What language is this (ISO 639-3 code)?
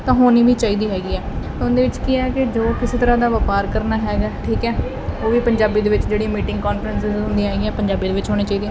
pan